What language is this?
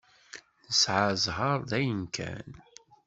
Kabyle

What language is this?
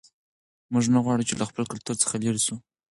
Pashto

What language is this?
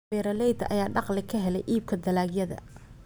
Somali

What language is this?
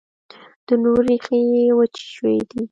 Pashto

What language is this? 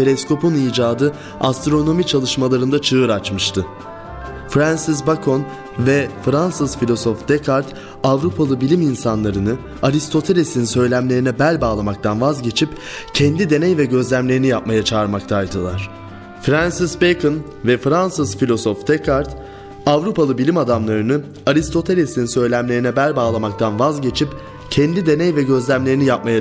Turkish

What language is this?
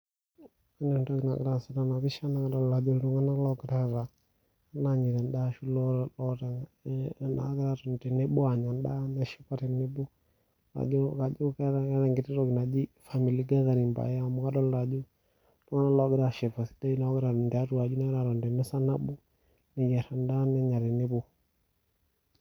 Masai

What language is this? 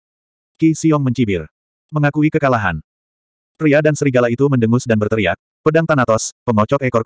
Indonesian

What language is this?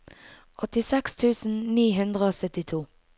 Norwegian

